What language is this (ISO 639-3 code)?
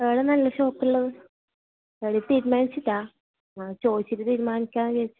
mal